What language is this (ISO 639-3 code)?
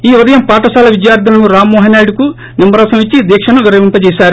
tel